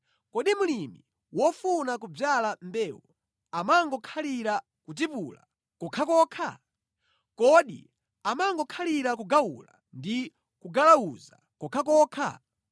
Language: Nyanja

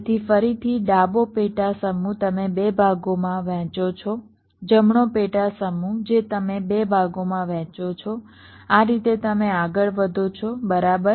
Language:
Gujarati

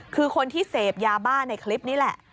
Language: Thai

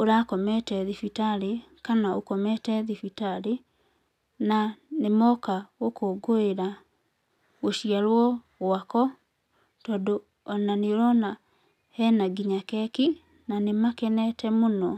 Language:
Kikuyu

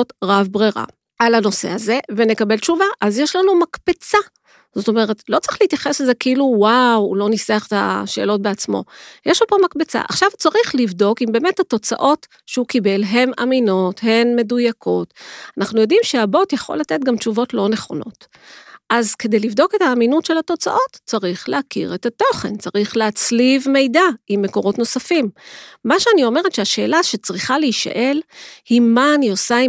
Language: Hebrew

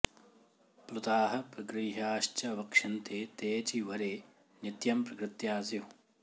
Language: Sanskrit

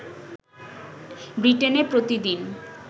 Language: Bangla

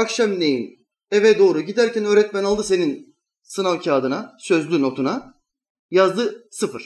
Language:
Turkish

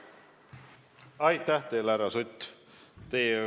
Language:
Estonian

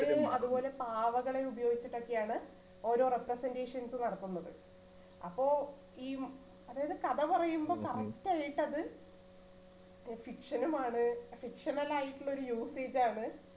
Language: Malayalam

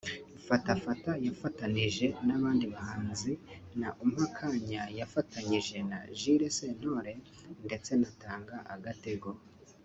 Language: Kinyarwanda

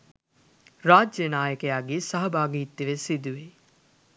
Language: Sinhala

